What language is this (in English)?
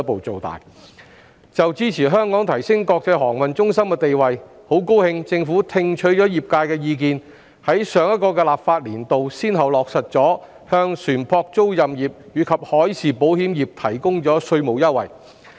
Cantonese